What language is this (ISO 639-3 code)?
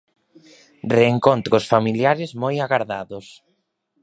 glg